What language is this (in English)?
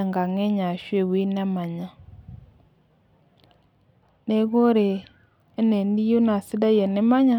Masai